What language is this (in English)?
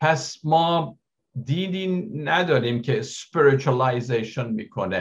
Persian